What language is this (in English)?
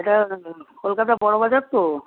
Bangla